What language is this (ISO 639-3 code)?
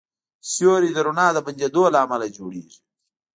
pus